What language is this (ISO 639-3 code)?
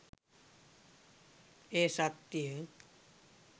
sin